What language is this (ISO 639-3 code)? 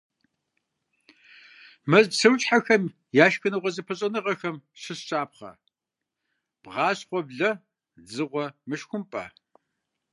kbd